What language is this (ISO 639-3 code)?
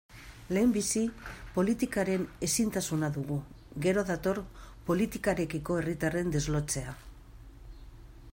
eus